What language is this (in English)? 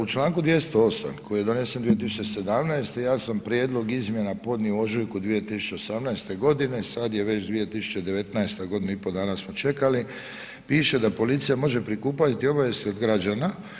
Croatian